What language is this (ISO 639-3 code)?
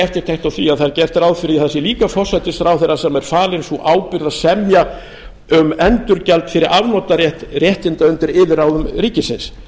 isl